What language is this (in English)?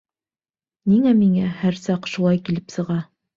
Bashkir